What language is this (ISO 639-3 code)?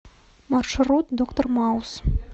rus